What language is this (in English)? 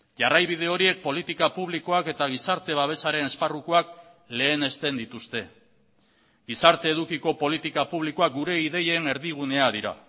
Basque